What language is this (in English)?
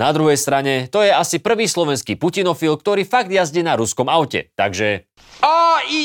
Slovak